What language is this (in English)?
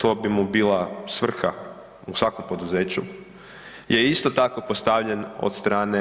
Croatian